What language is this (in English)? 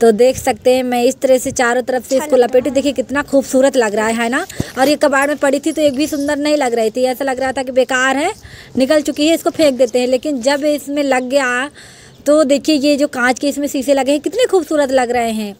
Hindi